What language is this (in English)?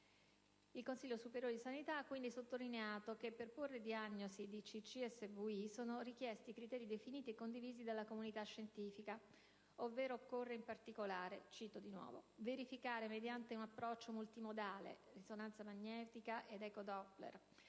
Italian